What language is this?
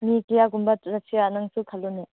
Manipuri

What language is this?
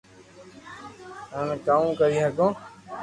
Loarki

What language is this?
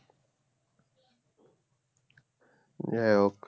Bangla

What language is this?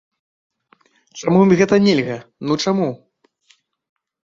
Belarusian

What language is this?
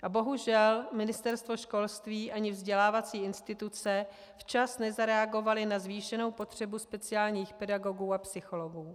Czech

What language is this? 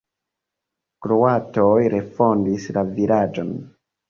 Esperanto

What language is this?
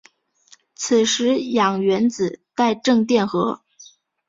Chinese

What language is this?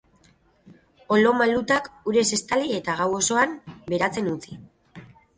Basque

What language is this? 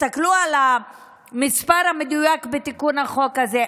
Hebrew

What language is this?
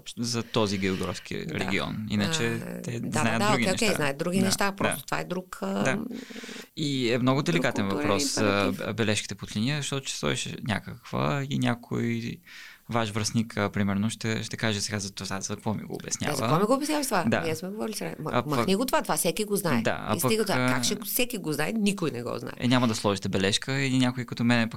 Bulgarian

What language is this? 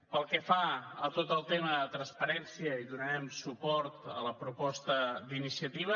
Catalan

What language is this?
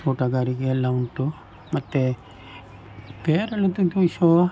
Kannada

